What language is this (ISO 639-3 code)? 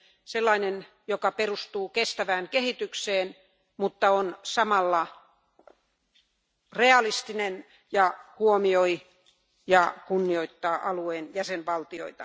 fin